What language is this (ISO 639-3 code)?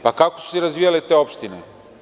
srp